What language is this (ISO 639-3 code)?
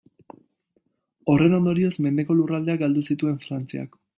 eus